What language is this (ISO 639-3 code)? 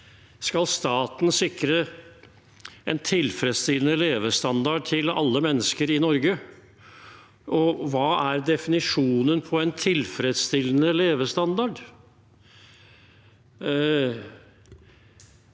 nor